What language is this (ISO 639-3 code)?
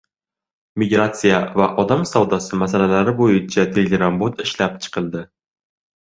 uzb